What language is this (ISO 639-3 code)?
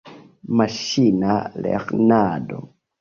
epo